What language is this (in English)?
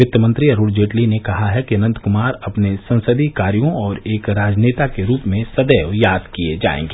Hindi